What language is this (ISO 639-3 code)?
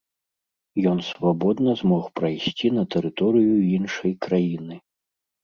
bel